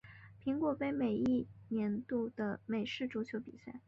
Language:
Chinese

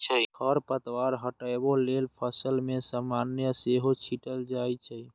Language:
Maithili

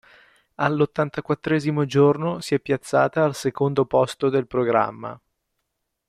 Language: Italian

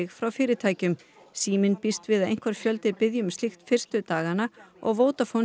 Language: Icelandic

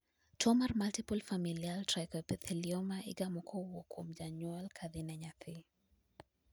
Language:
Luo (Kenya and Tanzania)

